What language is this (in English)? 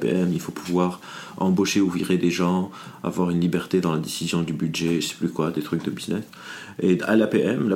French